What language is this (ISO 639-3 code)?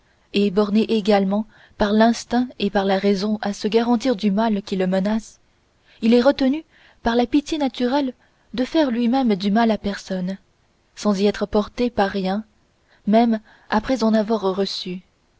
fra